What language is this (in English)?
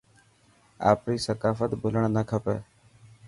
Dhatki